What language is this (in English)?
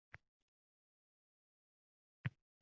Uzbek